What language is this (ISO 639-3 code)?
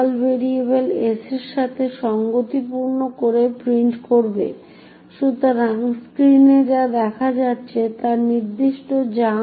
ben